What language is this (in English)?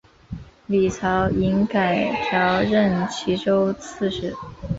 Chinese